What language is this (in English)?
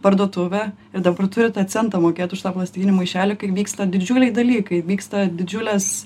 Lithuanian